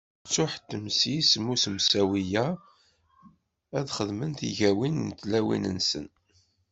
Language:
Kabyle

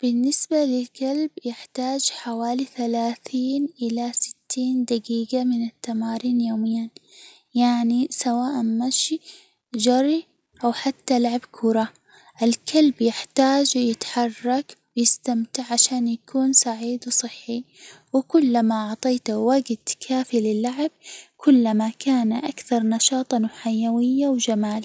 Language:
Hijazi Arabic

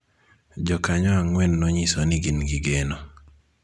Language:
Luo (Kenya and Tanzania)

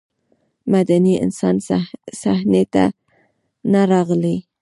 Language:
Pashto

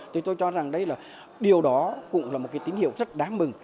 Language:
Vietnamese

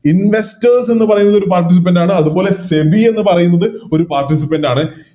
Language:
Malayalam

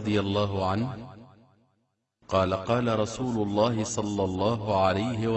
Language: Arabic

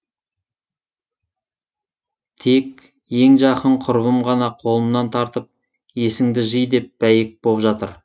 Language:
Kazakh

